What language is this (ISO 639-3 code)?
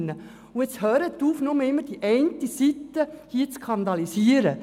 gsw